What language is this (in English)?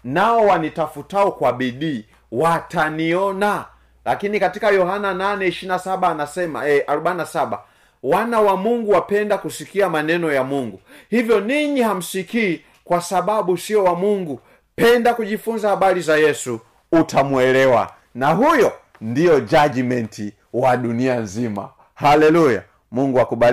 Swahili